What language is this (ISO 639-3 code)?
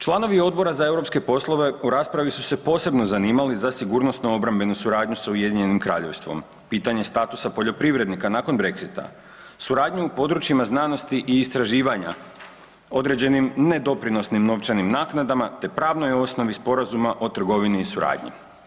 hrv